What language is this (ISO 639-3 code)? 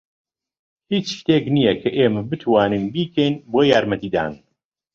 ckb